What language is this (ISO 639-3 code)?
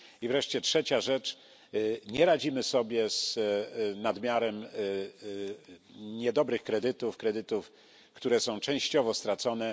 pol